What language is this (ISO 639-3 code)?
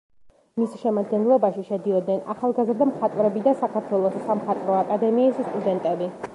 kat